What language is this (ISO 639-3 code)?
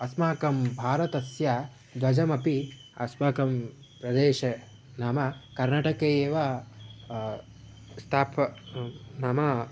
san